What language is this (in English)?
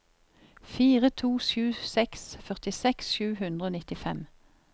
Norwegian